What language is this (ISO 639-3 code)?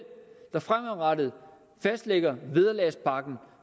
dan